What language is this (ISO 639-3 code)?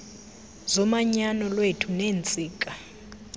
xho